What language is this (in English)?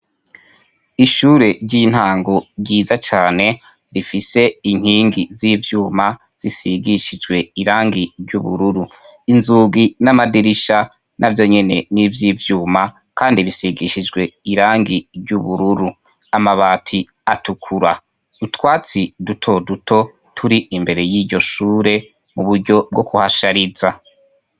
Rundi